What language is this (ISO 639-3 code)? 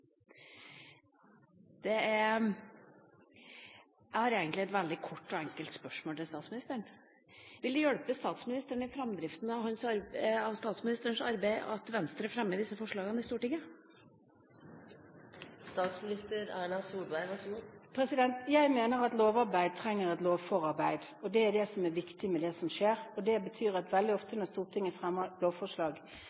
nor